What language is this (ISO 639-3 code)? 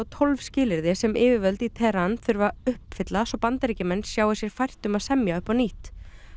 isl